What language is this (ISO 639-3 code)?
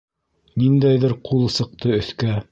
bak